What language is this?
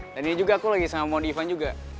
Indonesian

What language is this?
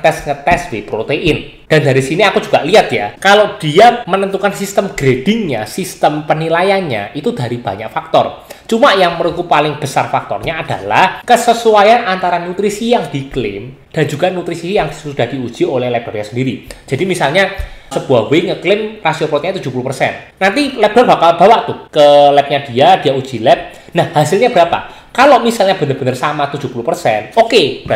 Indonesian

